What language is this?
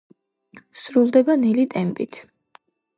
Georgian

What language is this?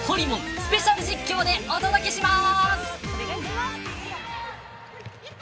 Japanese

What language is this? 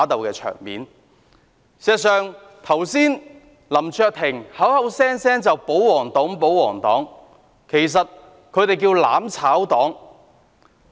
Cantonese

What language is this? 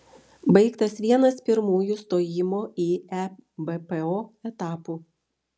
Lithuanian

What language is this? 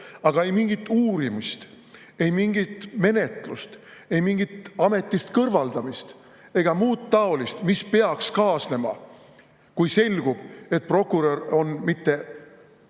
Estonian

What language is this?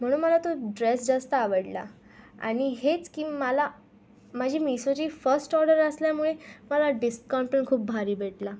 Marathi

